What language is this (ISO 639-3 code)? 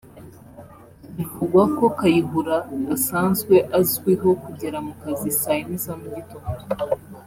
kin